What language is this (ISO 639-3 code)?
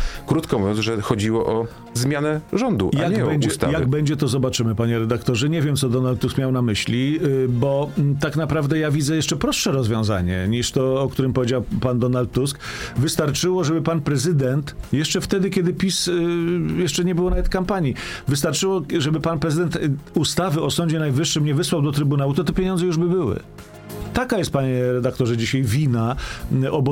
pol